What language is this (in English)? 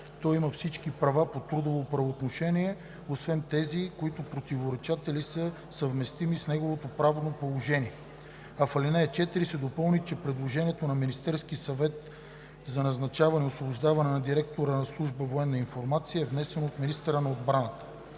Bulgarian